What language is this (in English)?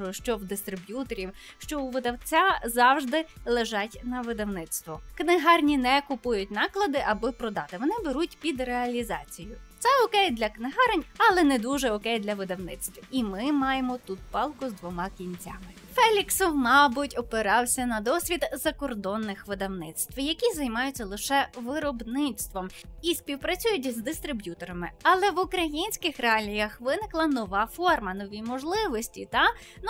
Ukrainian